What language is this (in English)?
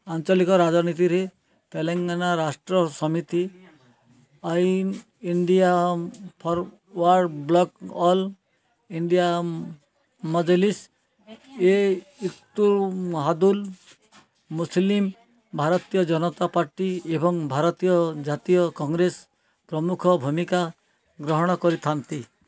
Odia